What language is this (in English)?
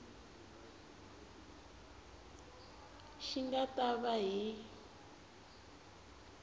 Tsonga